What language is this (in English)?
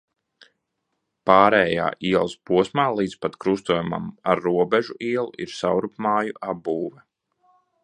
Latvian